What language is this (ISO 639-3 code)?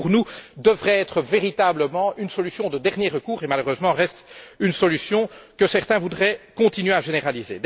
fra